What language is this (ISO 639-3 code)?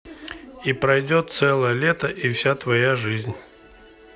rus